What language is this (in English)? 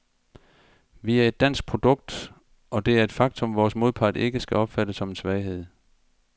Danish